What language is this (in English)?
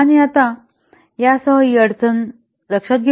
Marathi